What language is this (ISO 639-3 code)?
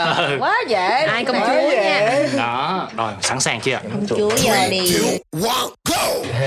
vie